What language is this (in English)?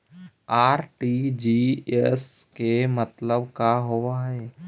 Magahi